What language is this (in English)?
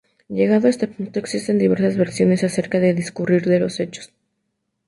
Spanish